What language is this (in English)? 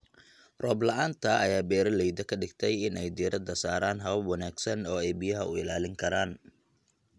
Somali